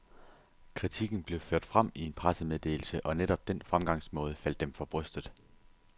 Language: Danish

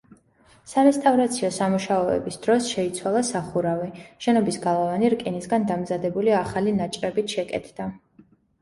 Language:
Georgian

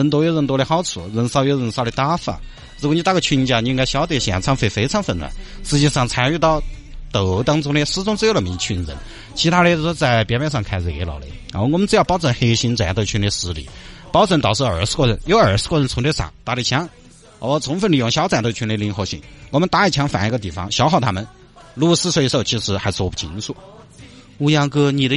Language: Chinese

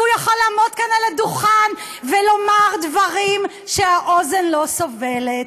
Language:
Hebrew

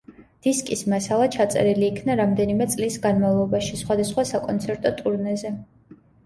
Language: Georgian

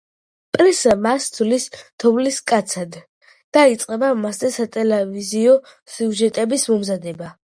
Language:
Georgian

